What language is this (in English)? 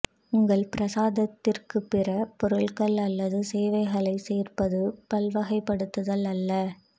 Tamil